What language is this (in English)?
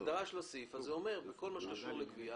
Hebrew